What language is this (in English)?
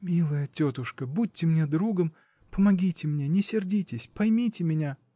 Russian